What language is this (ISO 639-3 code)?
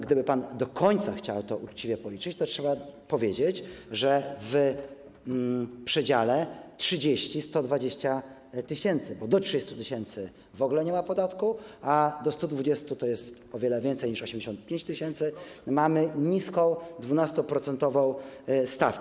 pol